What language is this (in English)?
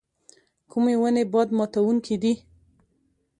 Pashto